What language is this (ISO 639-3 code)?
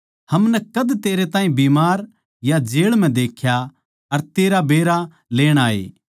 bgc